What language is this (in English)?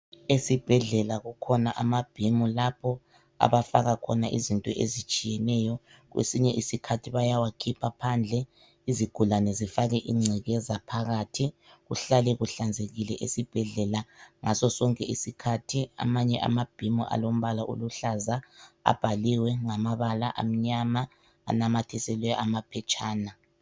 North Ndebele